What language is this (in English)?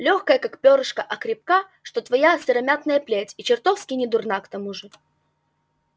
Russian